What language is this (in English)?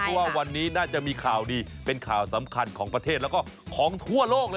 Thai